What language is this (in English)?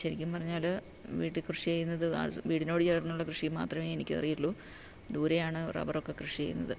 Malayalam